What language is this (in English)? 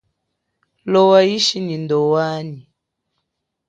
Chokwe